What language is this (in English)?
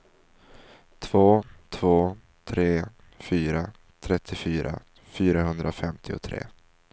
Swedish